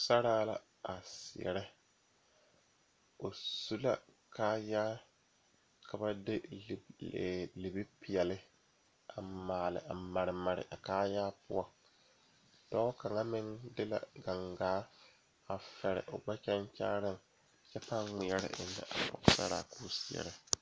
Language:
Southern Dagaare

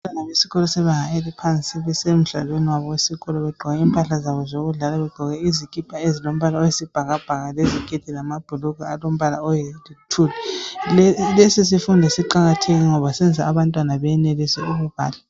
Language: North Ndebele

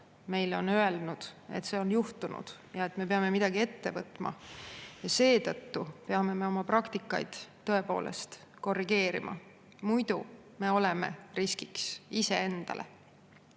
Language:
Estonian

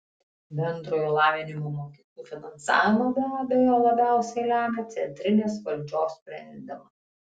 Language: Lithuanian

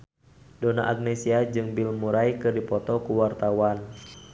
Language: Sundanese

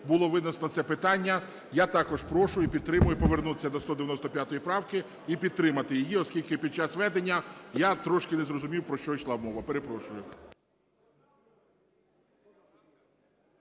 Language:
Ukrainian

